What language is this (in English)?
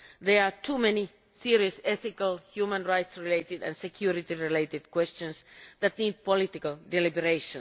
English